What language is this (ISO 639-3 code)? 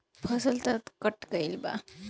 bho